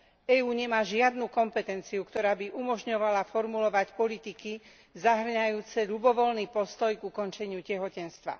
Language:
Slovak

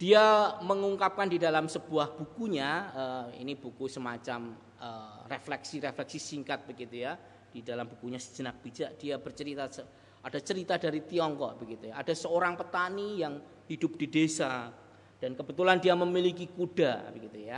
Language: Indonesian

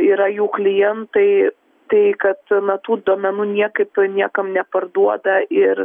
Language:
Lithuanian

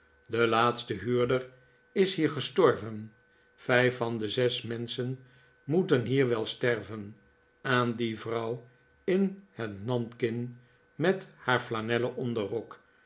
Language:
Dutch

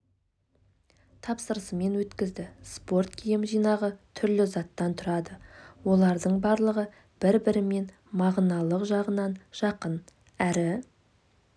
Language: Kazakh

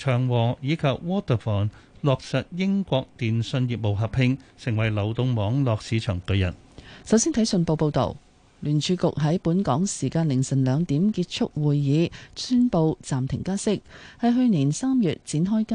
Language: Chinese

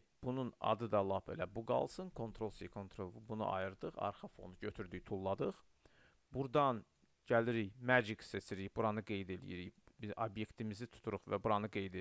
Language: Turkish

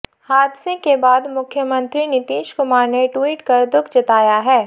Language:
Hindi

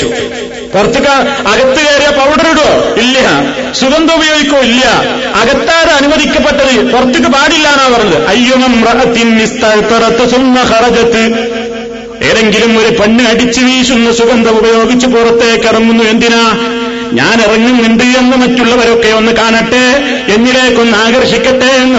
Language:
Malayalam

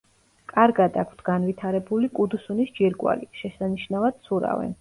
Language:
Georgian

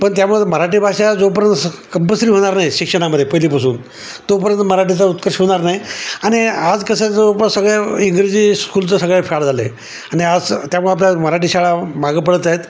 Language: Marathi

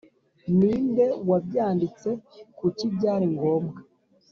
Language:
Kinyarwanda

